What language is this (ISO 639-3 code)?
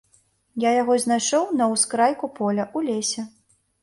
bel